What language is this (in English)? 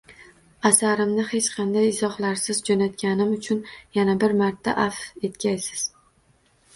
Uzbek